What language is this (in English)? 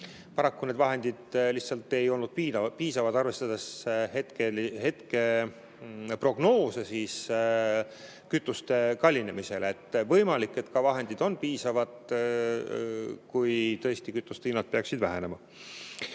Estonian